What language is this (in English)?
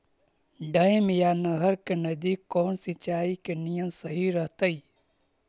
Magahi